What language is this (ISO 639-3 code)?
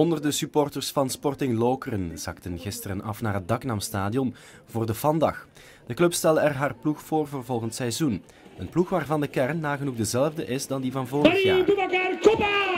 nld